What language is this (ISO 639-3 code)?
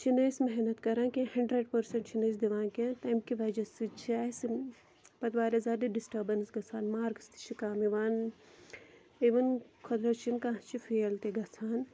kas